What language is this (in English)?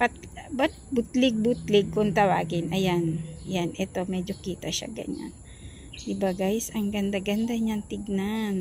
Filipino